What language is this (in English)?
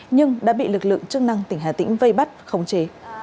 Vietnamese